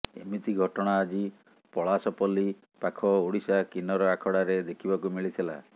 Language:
Odia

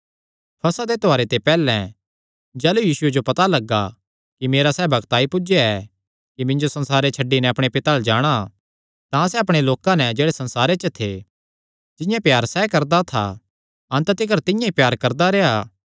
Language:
Kangri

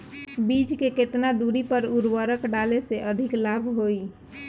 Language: Bhojpuri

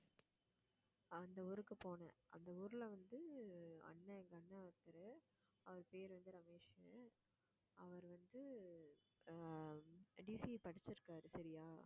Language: Tamil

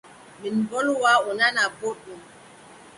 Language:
Adamawa Fulfulde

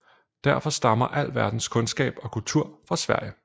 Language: Danish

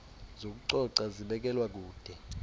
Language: Xhosa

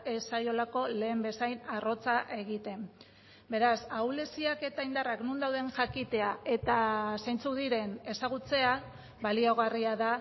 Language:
Basque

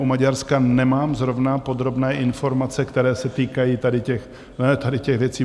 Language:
Czech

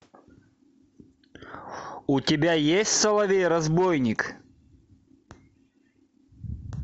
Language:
Russian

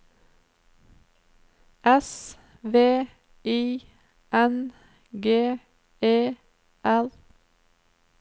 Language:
Norwegian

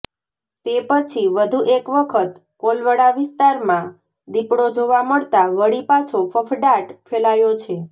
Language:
Gujarati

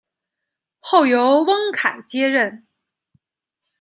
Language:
Chinese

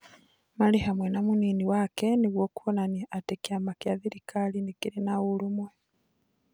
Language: Kikuyu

